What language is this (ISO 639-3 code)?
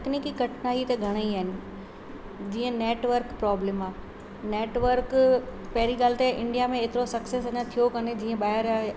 snd